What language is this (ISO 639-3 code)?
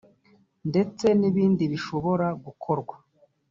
kin